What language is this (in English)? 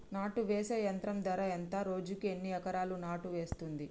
Telugu